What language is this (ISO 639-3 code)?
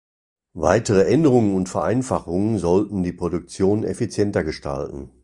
deu